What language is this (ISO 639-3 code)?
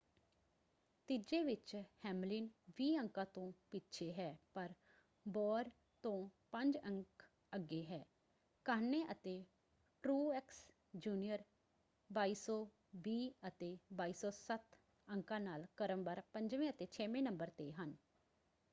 pan